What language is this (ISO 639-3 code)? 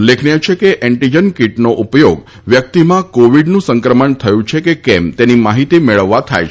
guj